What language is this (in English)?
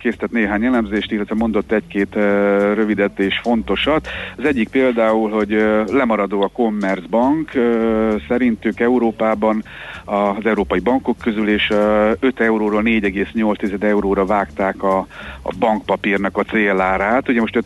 Hungarian